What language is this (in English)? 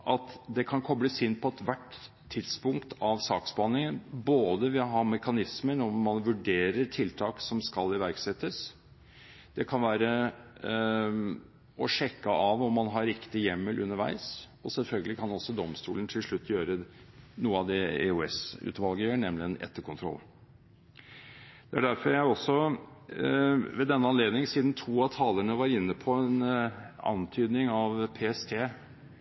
Norwegian Bokmål